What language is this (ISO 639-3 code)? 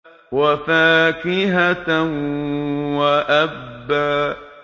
ara